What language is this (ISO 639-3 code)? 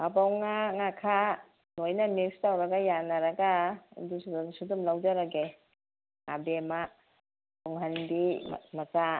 mni